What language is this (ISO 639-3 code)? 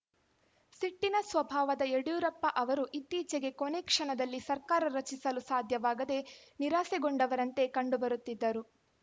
kan